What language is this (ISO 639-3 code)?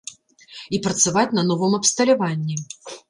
bel